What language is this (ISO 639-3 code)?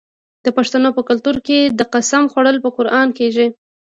pus